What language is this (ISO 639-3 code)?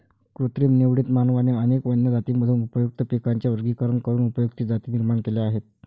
mar